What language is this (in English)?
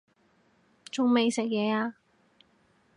Cantonese